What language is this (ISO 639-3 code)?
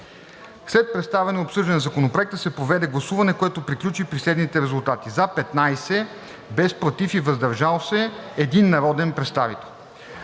bul